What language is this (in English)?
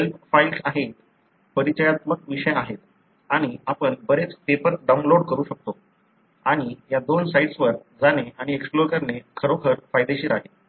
Marathi